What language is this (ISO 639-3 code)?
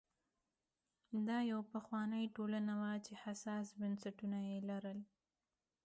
pus